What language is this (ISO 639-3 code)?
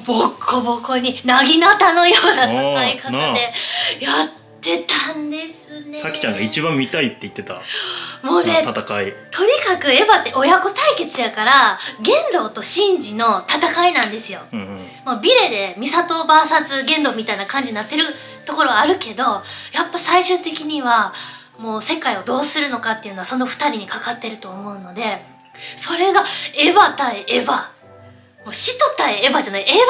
jpn